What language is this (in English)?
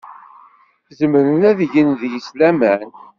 Kabyle